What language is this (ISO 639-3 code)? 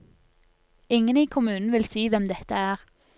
nor